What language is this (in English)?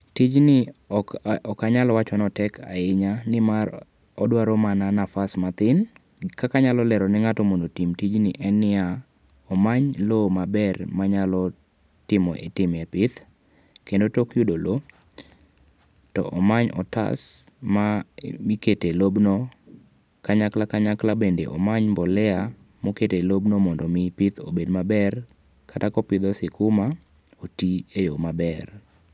Luo (Kenya and Tanzania)